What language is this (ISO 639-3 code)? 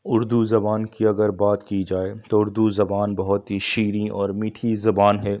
urd